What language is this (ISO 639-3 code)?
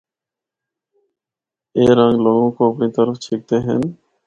hno